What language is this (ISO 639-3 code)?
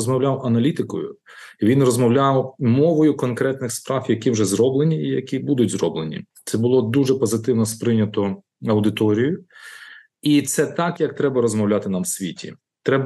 ukr